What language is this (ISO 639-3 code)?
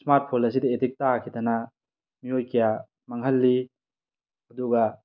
mni